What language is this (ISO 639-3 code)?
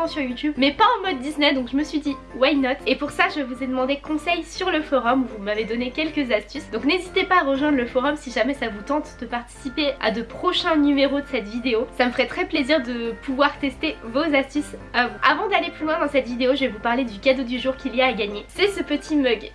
fra